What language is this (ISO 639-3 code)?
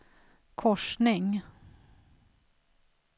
swe